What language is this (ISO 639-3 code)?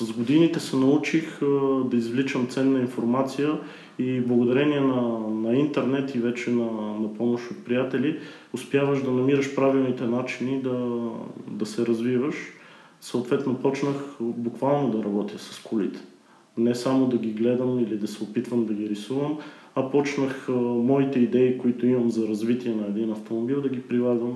bul